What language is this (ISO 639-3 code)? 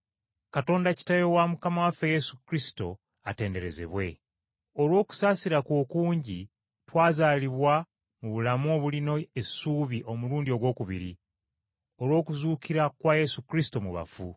lug